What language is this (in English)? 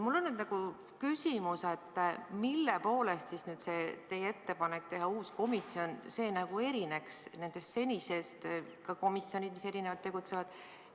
Estonian